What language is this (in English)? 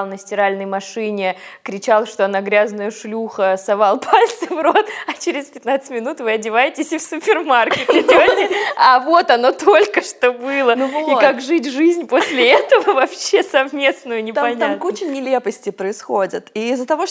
Russian